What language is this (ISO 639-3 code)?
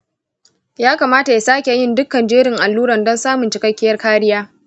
hau